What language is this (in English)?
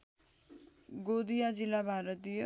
Nepali